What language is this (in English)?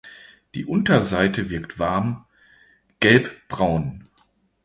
German